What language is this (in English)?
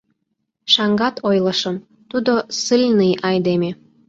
Mari